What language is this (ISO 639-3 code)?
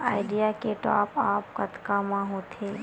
hne